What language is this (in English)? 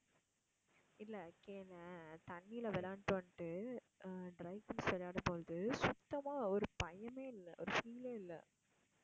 Tamil